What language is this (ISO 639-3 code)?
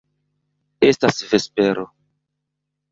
epo